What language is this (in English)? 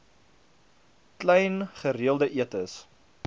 Afrikaans